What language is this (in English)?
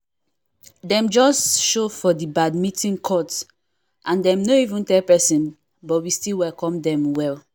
Nigerian Pidgin